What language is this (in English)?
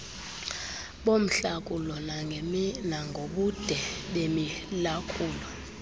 Xhosa